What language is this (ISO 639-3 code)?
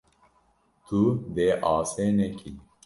kur